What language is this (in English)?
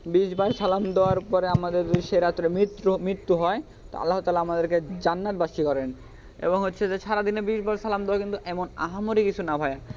Bangla